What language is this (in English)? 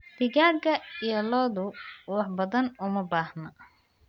Somali